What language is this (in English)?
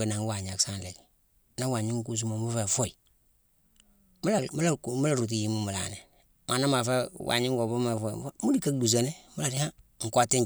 Mansoanka